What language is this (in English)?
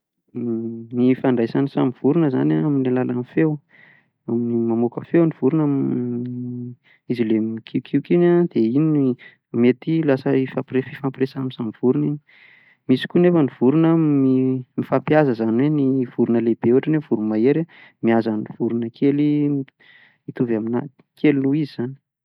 Malagasy